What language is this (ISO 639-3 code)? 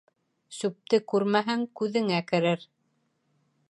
bak